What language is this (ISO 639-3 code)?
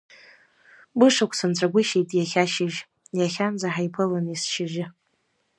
abk